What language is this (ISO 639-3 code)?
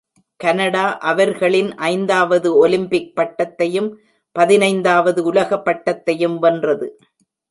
tam